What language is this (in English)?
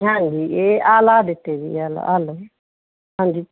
Punjabi